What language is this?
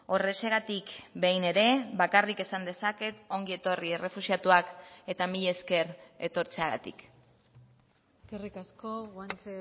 Basque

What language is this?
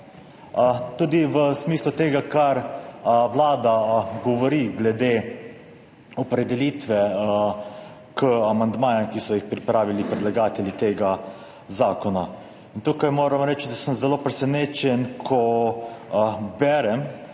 Slovenian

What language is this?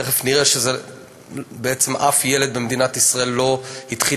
Hebrew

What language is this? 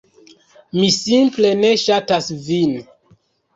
Esperanto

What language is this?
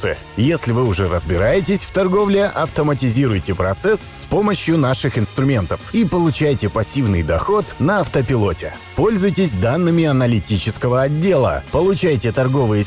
Russian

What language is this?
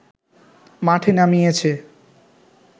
Bangla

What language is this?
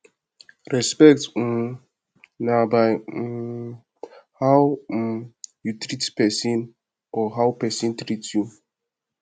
Nigerian Pidgin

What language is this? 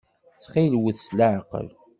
Kabyle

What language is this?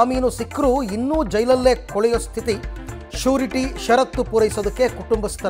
Kannada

